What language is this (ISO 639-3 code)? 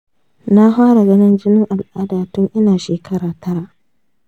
hau